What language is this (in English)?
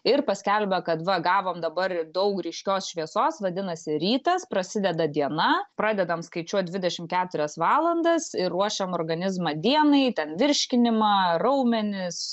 Lithuanian